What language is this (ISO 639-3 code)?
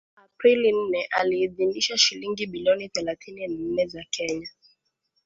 swa